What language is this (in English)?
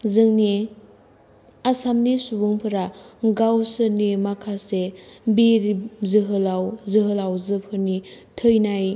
Bodo